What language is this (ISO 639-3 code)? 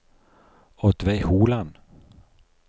nor